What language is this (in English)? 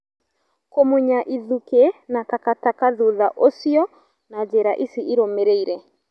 Kikuyu